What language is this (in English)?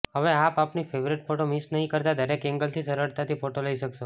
Gujarati